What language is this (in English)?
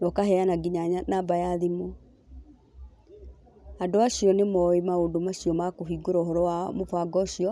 Kikuyu